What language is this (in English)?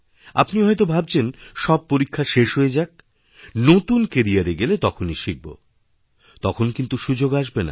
Bangla